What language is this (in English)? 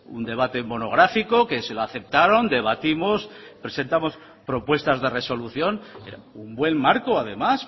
Spanish